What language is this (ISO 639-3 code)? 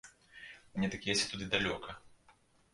bel